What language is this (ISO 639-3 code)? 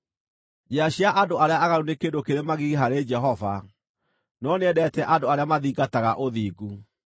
kik